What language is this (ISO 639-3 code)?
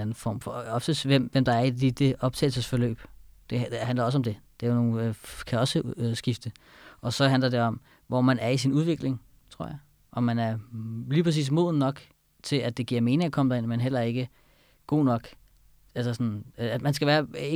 dan